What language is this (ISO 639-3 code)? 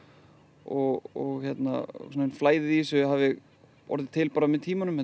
isl